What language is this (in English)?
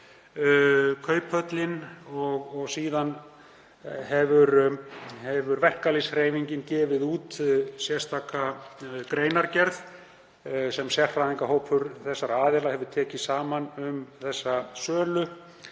Icelandic